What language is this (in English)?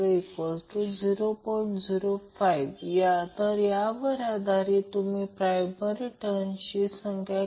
Marathi